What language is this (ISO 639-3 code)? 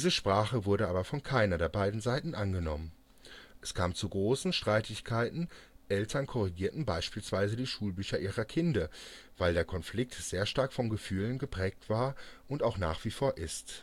deu